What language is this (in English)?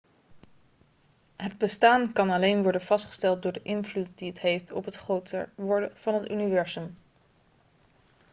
Dutch